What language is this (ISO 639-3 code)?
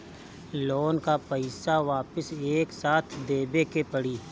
bho